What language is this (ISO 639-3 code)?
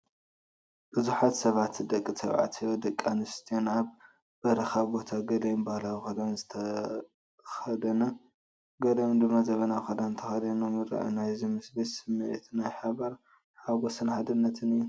tir